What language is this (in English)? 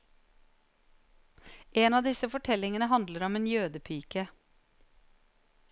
Norwegian